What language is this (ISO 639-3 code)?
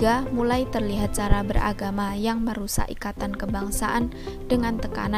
ind